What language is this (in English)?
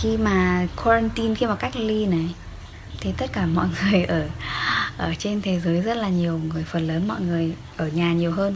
Vietnamese